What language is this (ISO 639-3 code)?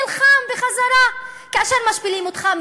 heb